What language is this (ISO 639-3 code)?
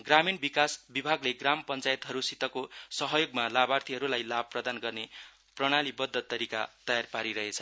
nep